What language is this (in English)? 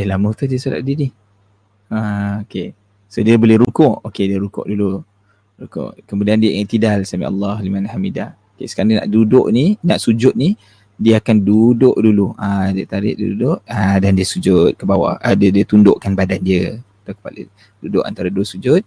Malay